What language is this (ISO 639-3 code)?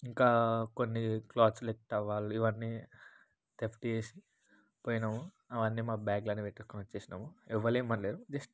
tel